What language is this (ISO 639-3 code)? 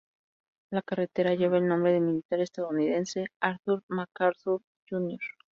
spa